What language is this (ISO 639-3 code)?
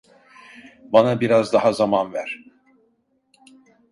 tur